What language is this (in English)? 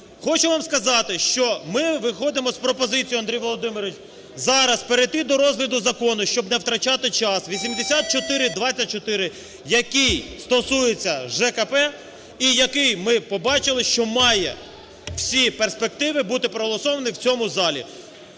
Ukrainian